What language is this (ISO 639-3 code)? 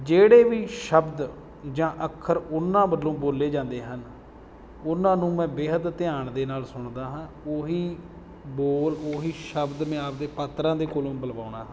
pan